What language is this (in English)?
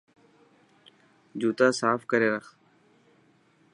Dhatki